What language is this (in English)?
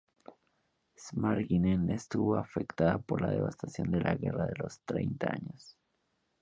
Spanish